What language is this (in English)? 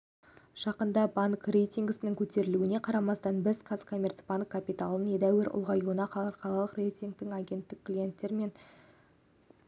Kazakh